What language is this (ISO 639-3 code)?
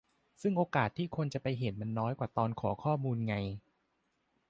tha